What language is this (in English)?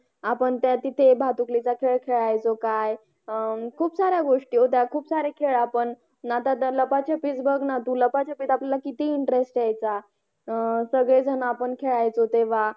Marathi